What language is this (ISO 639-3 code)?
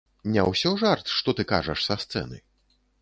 bel